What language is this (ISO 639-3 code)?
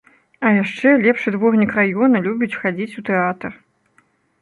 bel